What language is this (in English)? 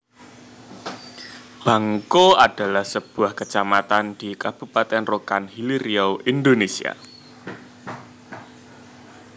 Javanese